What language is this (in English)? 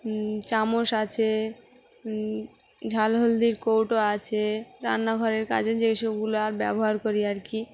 Bangla